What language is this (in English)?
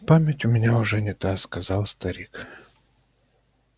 Russian